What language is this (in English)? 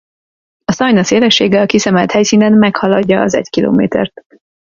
Hungarian